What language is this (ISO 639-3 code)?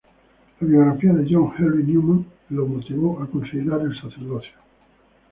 spa